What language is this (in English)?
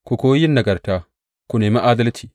Hausa